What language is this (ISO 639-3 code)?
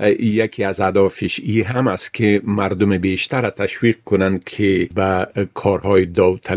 fas